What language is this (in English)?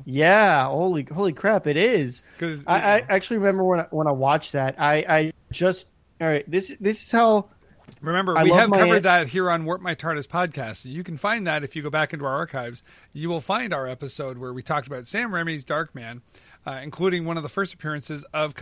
English